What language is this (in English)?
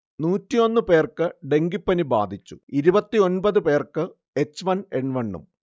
Malayalam